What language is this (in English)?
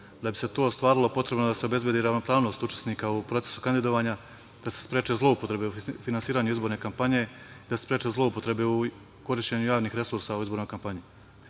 Serbian